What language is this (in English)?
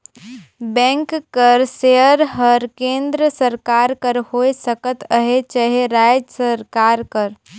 Chhattisgarhi